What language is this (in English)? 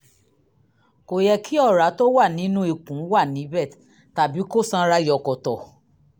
Yoruba